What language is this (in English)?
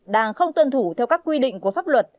Vietnamese